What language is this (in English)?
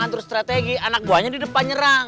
Indonesian